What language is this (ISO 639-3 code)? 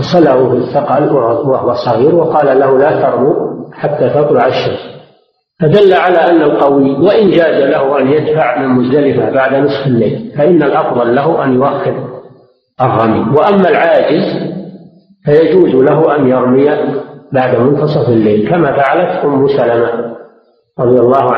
ara